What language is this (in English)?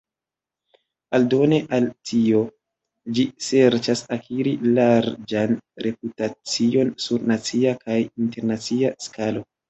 Esperanto